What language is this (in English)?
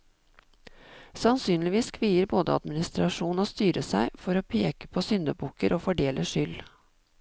Norwegian